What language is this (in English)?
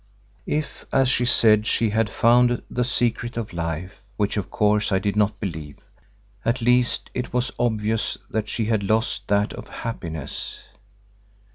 English